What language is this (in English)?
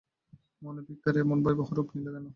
Bangla